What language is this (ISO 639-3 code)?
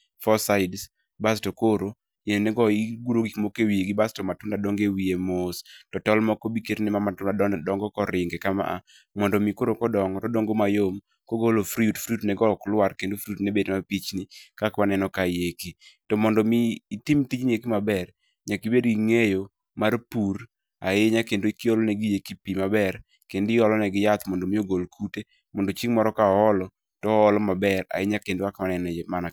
luo